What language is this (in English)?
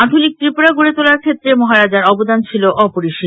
Bangla